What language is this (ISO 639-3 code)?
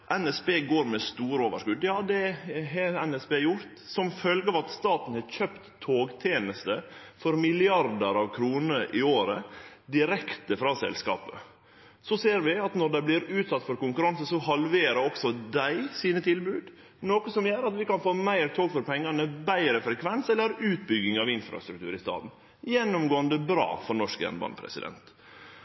nno